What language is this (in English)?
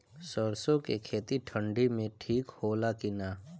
Bhojpuri